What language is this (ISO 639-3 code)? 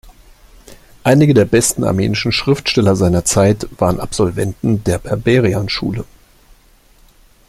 deu